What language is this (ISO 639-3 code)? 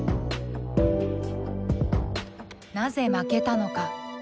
jpn